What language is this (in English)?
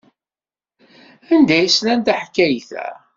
Kabyle